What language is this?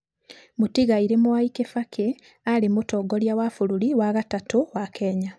Kikuyu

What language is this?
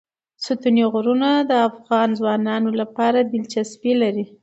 Pashto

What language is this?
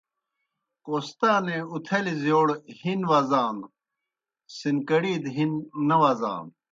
Kohistani Shina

